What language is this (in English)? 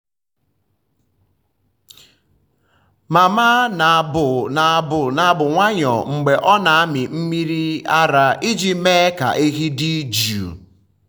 Igbo